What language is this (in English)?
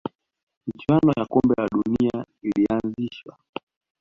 Swahili